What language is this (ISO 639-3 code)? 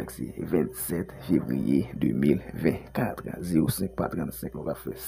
fra